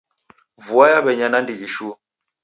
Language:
Taita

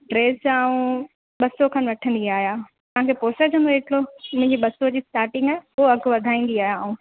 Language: Sindhi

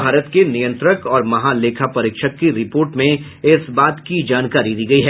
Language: Hindi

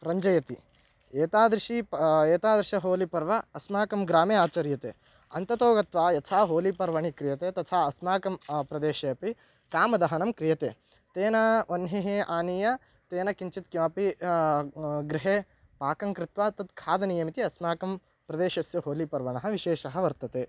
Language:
Sanskrit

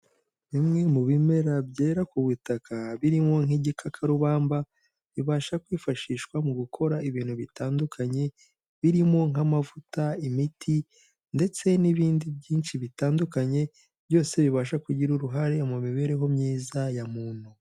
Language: Kinyarwanda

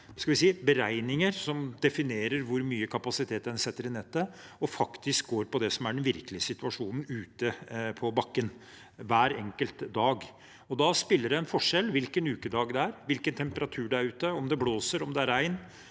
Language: Norwegian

